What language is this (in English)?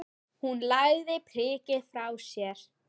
Icelandic